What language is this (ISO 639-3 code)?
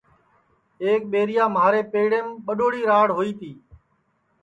ssi